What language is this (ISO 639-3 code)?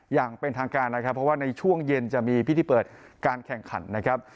tha